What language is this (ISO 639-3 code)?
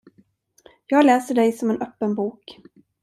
swe